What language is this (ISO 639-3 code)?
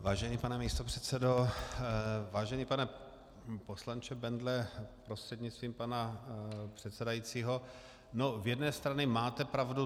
ces